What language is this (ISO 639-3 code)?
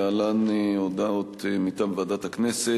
heb